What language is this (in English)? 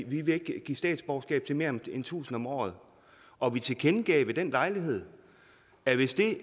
Danish